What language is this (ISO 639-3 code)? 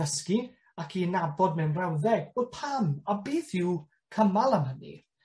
cym